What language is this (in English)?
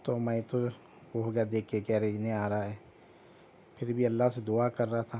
Urdu